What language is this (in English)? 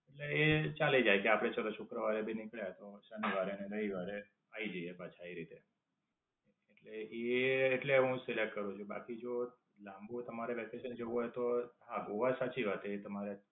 Gujarati